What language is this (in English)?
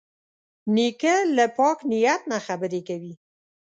Pashto